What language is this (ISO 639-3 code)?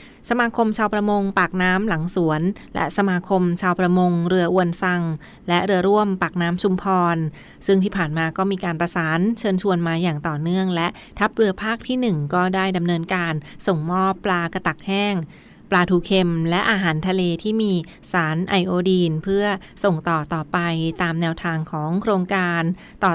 tha